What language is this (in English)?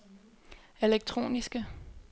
Danish